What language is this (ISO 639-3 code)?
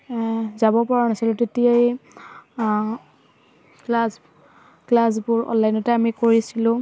asm